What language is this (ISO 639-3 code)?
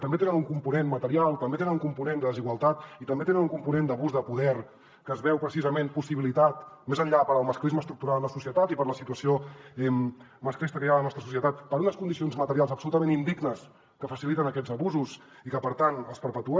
cat